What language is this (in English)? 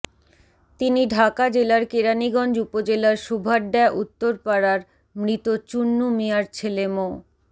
Bangla